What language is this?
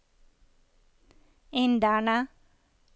Norwegian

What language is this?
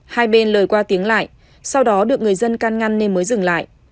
Vietnamese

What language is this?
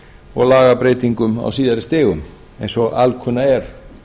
Icelandic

